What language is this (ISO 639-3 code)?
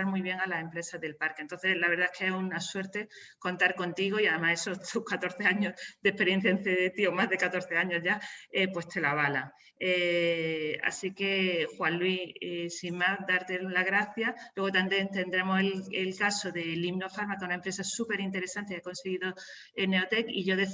spa